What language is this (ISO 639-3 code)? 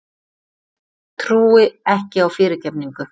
isl